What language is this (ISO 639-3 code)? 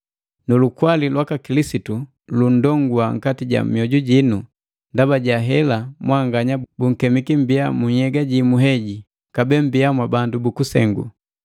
mgv